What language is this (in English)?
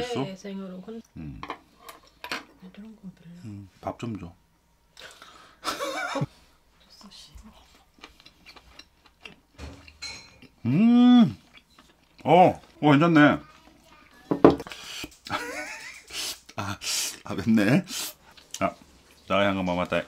Korean